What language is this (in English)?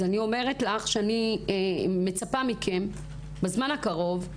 Hebrew